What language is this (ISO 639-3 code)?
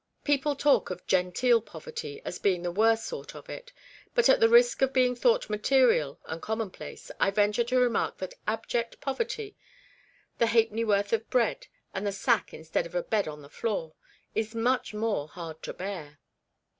eng